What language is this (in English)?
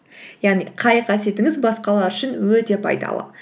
Kazakh